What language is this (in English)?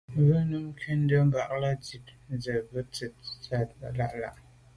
Medumba